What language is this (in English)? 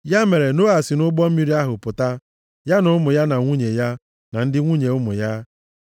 Igbo